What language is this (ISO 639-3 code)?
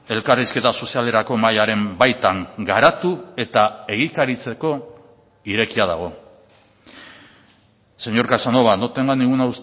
eus